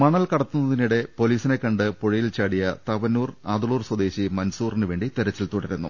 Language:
Malayalam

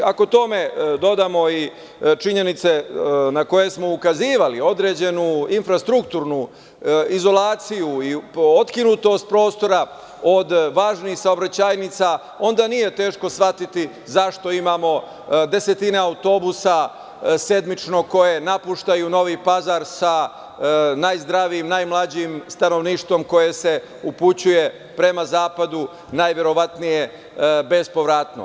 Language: Serbian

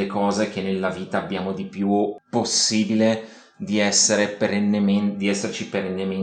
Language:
Italian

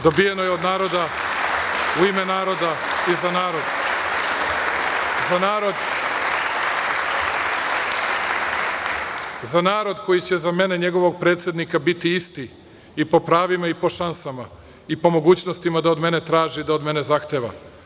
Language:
Serbian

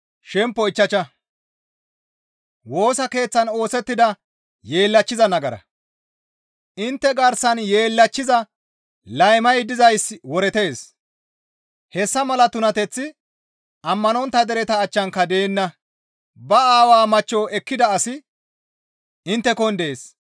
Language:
Gamo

